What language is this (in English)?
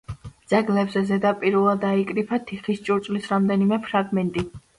Georgian